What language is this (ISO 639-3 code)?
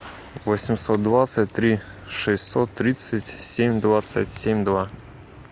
rus